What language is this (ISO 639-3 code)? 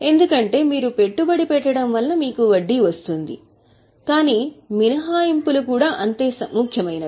tel